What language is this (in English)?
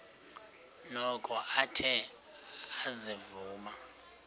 Xhosa